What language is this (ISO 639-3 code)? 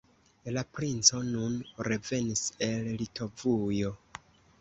epo